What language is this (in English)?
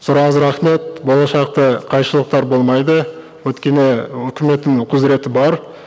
Kazakh